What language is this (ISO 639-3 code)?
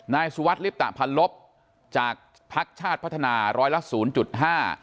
tha